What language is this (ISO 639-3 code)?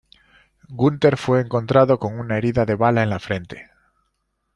spa